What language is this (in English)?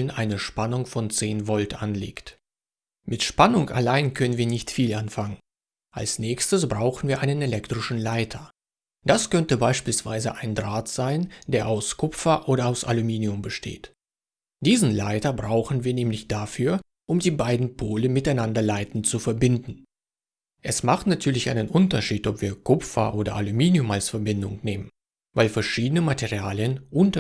German